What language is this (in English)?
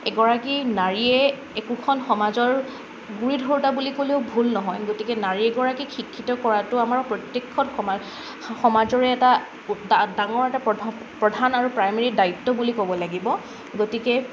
Assamese